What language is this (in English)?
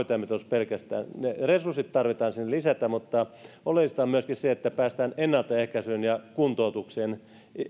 Finnish